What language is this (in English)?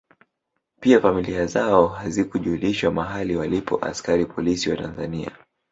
Swahili